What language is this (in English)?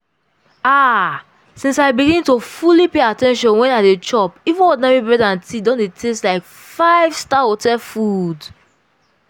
Nigerian Pidgin